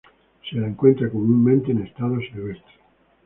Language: Spanish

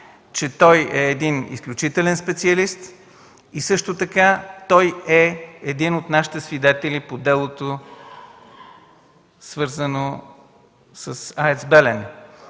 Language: Bulgarian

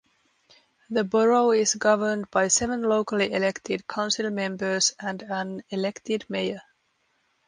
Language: English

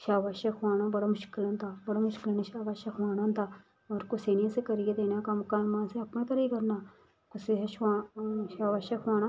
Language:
Dogri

